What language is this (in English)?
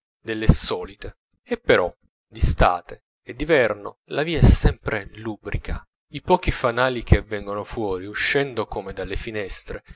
Italian